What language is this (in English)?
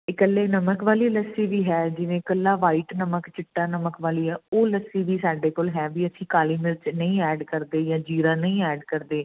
Punjabi